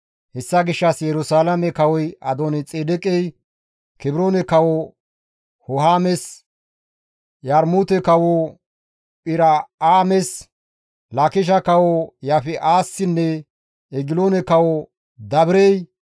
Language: Gamo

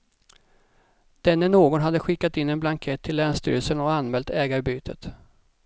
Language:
Swedish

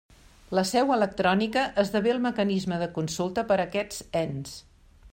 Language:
Catalan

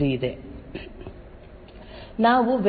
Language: Kannada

